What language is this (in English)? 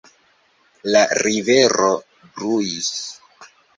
Esperanto